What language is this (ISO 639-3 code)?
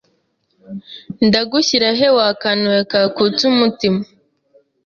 kin